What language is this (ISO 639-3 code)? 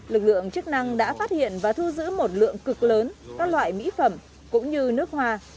vie